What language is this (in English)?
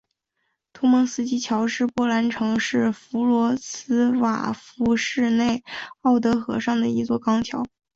Chinese